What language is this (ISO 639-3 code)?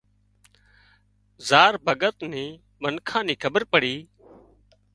kxp